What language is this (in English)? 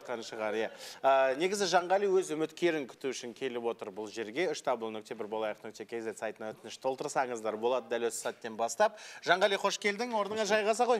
Turkish